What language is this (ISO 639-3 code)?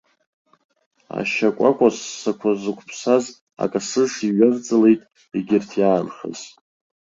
abk